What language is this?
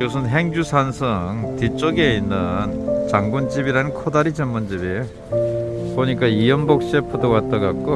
Korean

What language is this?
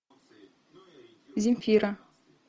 Russian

